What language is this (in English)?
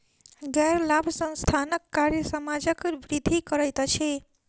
Maithili